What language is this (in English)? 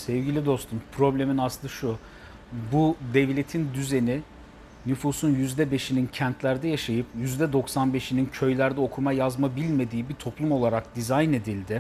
Turkish